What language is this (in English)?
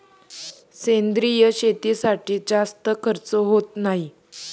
Marathi